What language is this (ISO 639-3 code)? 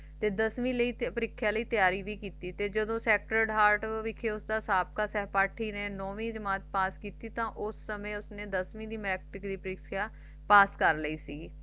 pan